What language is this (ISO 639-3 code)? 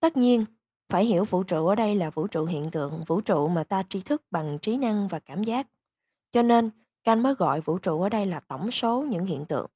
vie